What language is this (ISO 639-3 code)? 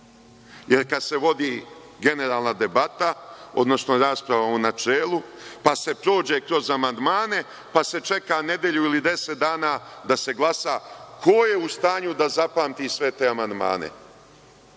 srp